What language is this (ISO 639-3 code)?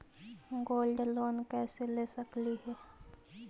mag